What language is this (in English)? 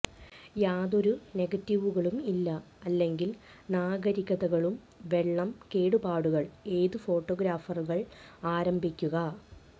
Malayalam